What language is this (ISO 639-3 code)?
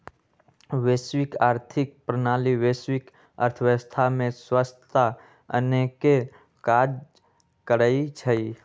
mag